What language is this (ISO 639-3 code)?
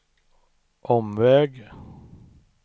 swe